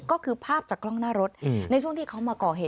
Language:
Thai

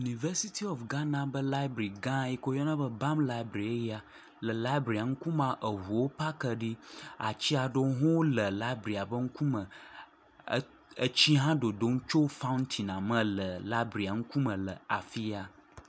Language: Ewe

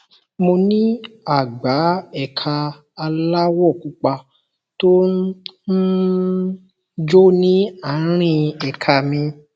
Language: Yoruba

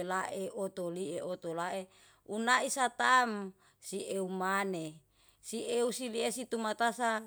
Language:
Yalahatan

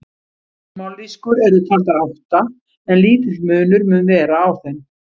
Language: Icelandic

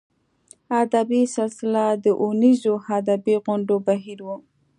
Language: Pashto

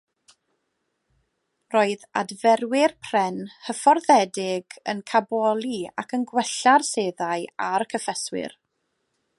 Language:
Welsh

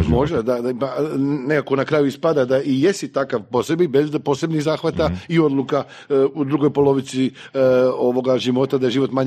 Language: Croatian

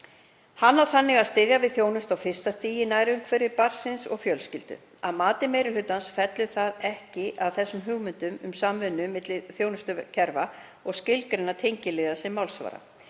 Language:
Icelandic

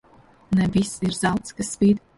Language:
Latvian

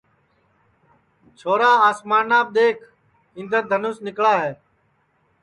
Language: Sansi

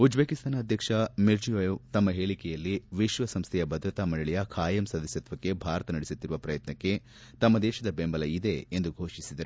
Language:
Kannada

